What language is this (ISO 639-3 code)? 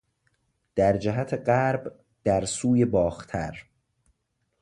fas